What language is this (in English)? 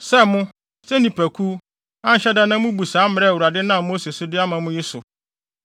Akan